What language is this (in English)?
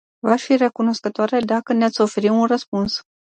Romanian